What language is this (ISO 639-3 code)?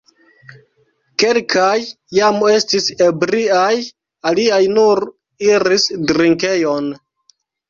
epo